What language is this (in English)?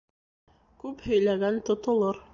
Bashkir